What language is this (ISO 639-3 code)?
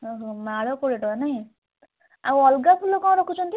ori